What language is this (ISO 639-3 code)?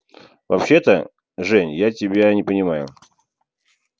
rus